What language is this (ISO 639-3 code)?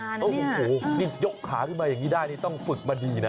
tha